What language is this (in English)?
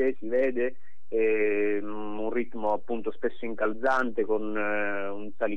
Italian